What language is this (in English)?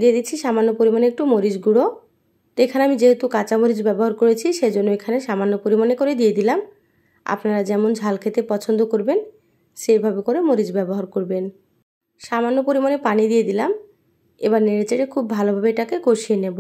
Bangla